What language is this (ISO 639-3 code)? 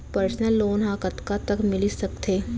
hne